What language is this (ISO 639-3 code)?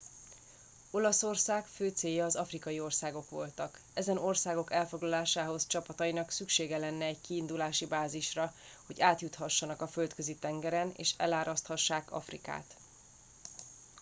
hun